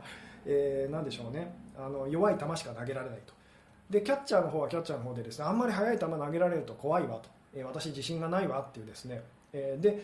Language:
Japanese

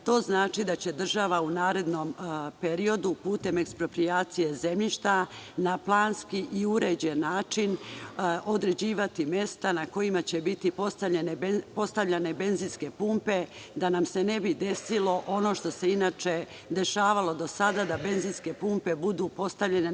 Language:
Serbian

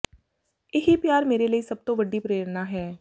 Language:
Punjabi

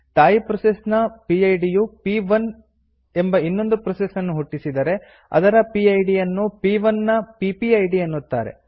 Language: Kannada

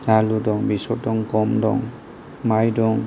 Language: Bodo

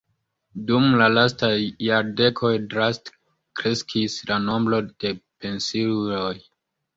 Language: Esperanto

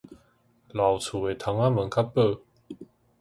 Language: Min Nan Chinese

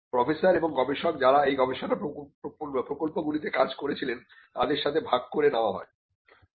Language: Bangla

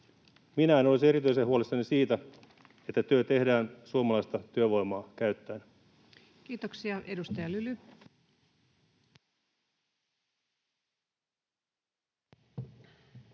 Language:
Finnish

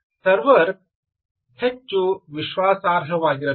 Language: Kannada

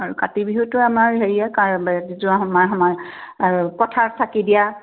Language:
Assamese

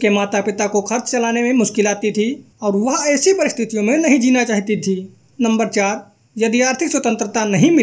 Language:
Hindi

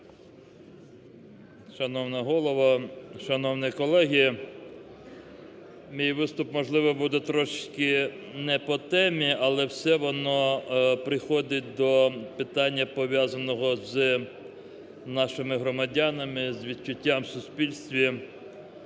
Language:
Ukrainian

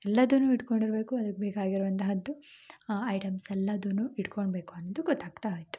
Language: Kannada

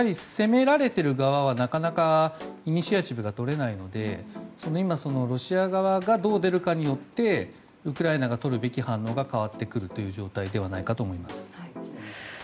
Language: Japanese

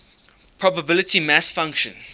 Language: English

